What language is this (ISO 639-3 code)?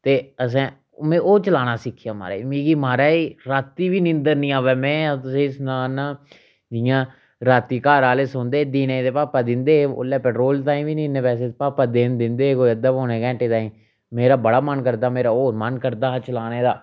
doi